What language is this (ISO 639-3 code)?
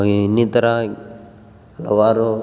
kan